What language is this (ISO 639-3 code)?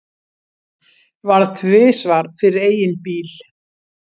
isl